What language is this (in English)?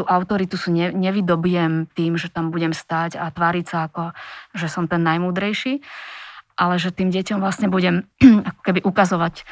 Slovak